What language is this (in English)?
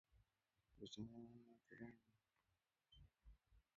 Swahili